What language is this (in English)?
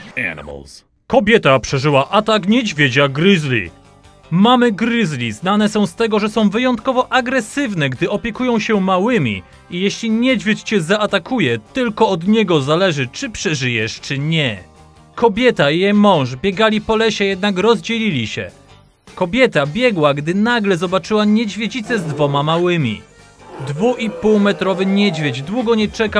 Polish